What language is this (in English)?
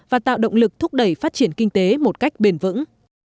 Vietnamese